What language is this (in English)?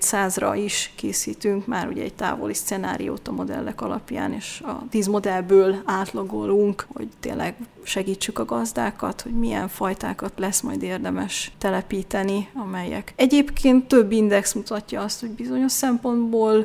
Hungarian